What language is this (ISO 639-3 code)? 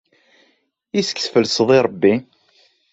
kab